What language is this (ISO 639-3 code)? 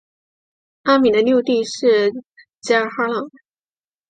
zho